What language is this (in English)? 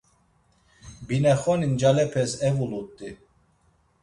Laz